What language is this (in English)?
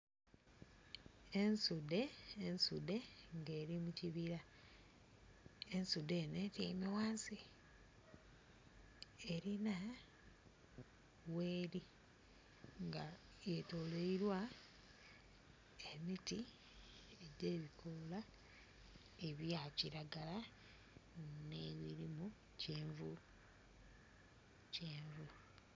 Soga